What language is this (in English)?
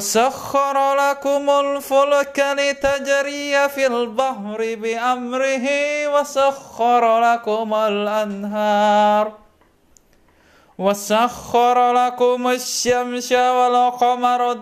Indonesian